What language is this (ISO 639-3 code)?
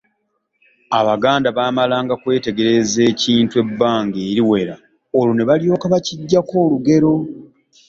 lug